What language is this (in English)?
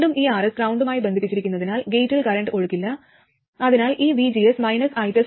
Malayalam